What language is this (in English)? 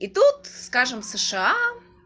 Russian